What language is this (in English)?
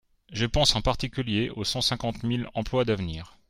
French